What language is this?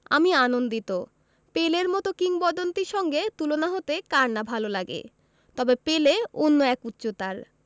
Bangla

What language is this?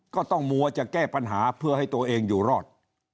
Thai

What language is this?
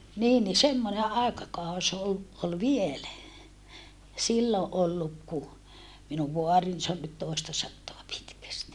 Finnish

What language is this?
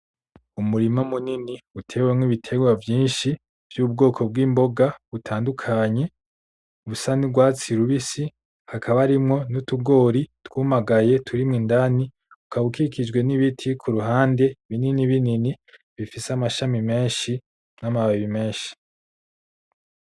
Rundi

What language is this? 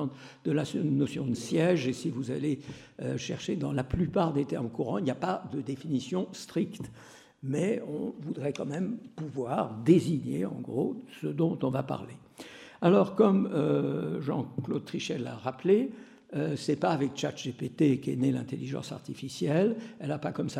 French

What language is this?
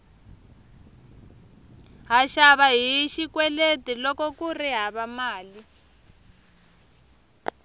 Tsonga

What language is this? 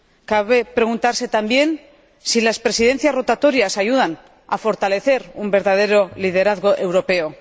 Spanish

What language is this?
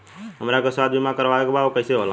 Bhojpuri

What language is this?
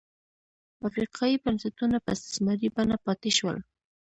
Pashto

